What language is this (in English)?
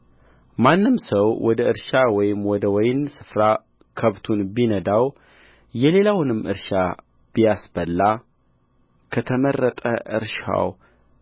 Amharic